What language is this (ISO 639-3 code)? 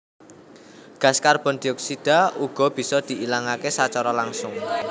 jav